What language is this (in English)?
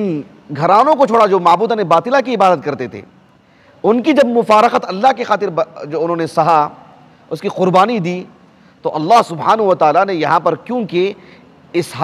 Arabic